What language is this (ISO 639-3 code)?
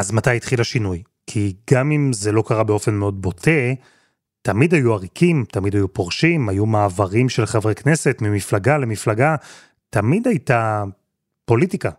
heb